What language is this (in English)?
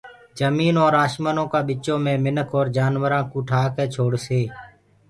Gurgula